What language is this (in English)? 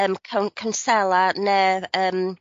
Welsh